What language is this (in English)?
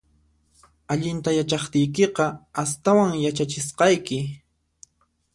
Puno Quechua